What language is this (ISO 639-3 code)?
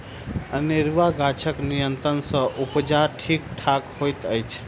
mai